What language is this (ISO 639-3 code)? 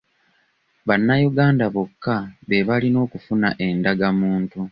lug